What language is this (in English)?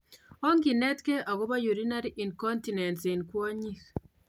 Kalenjin